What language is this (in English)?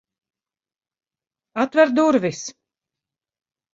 Latvian